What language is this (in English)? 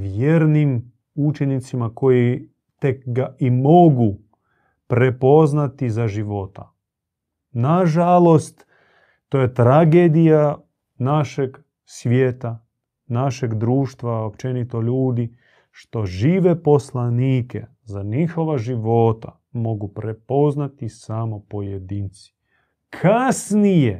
Croatian